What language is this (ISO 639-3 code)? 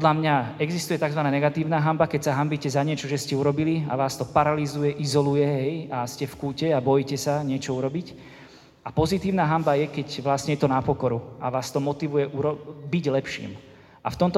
slk